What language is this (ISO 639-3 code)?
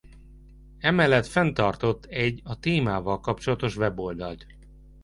hun